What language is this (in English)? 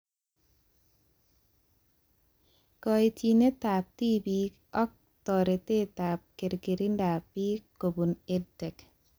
Kalenjin